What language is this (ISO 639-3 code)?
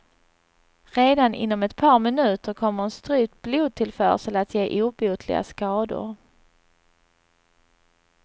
swe